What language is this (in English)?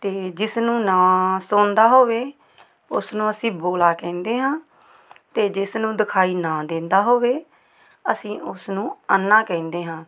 Punjabi